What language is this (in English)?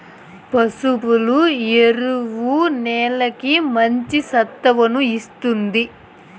Telugu